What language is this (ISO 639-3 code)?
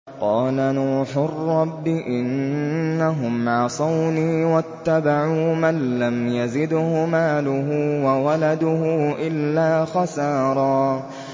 ara